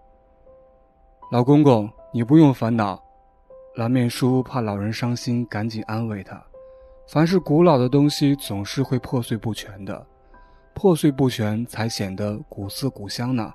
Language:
Chinese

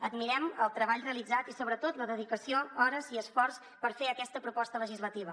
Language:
Catalan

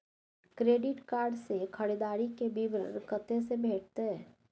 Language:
Maithili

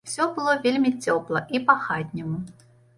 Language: Belarusian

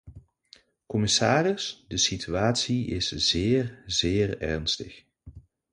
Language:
Dutch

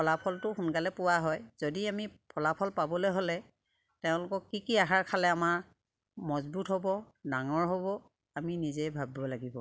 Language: Assamese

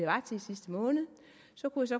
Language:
Danish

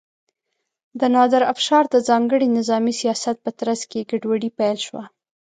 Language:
Pashto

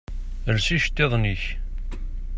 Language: Kabyle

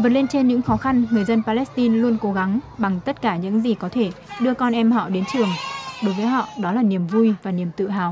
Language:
Vietnamese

